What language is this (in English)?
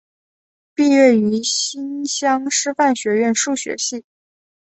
Chinese